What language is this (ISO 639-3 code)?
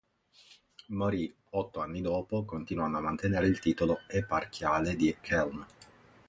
ita